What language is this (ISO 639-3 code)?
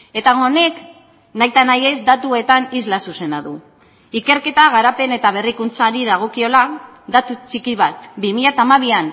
eus